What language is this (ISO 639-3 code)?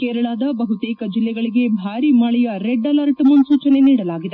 kan